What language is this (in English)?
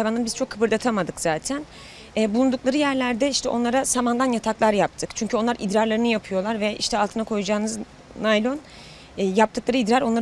Turkish